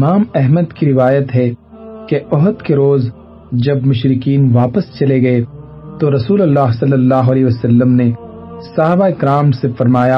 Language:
Urdu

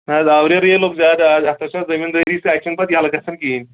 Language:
Kashmiri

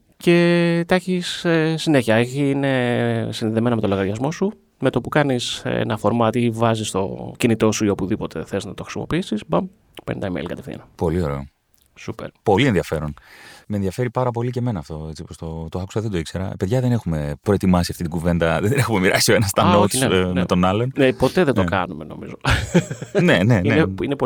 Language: Greek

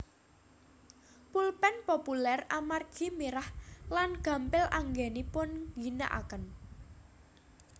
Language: Javanese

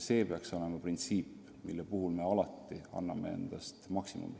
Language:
Estonian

